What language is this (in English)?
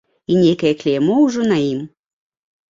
Belarusian